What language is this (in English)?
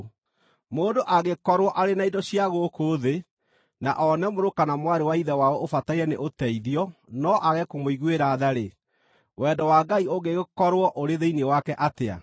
Kikuyu